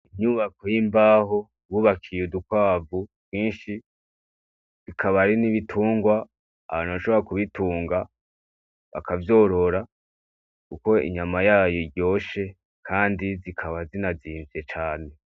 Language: Rundi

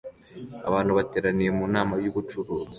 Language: Kinyarwanda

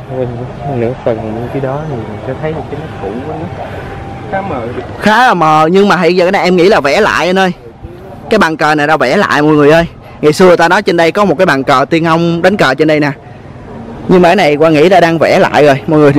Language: Vietnamese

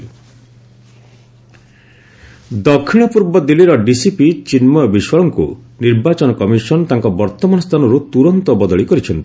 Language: Odia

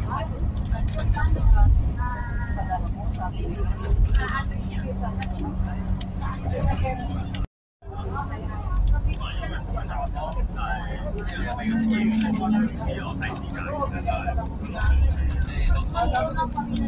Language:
Filipino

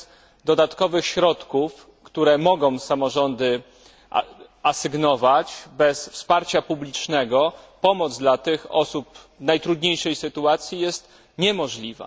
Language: Polish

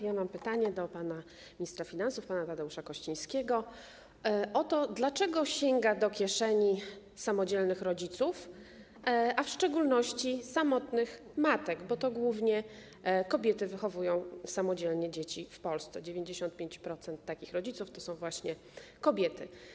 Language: Polish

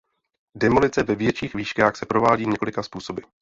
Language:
Czech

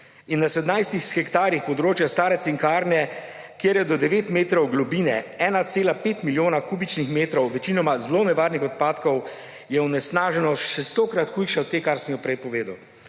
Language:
Slovenian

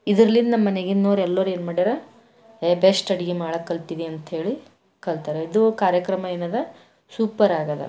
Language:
Kannada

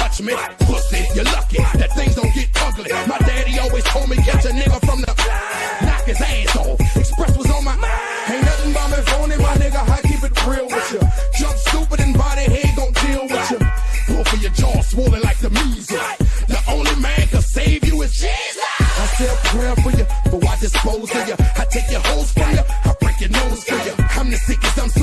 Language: English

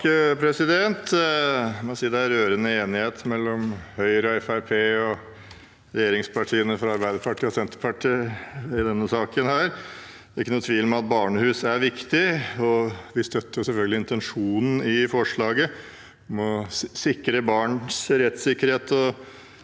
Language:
Norwegian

